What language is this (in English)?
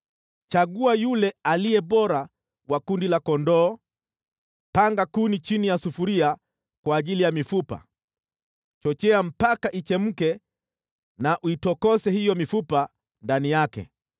Swahili